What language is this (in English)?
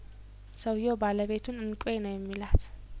Amharic